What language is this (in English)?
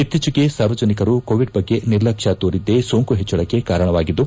Kannada